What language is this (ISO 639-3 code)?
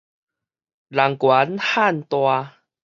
nan